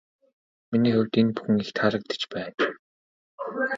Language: Mongolian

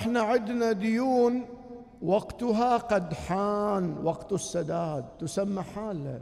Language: Arabic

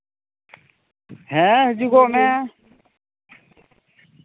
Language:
Santali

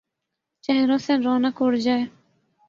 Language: Urdu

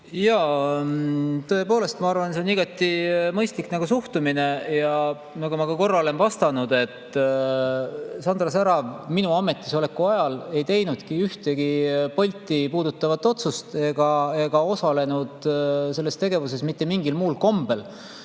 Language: Estonian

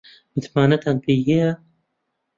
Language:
Central Kurdish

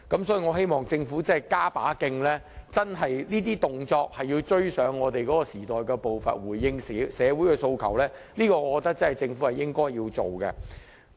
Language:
Cantonese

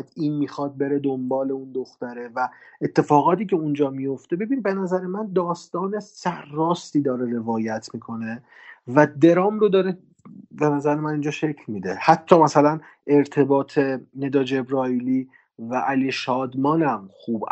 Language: Persian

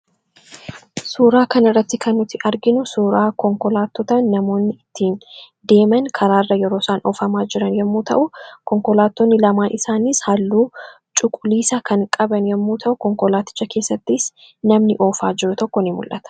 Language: Oromo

